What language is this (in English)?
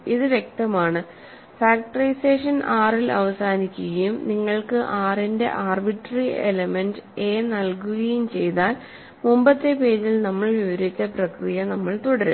Malayalam